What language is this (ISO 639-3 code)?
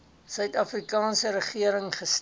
afr